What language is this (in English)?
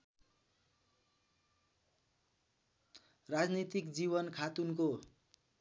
Nepali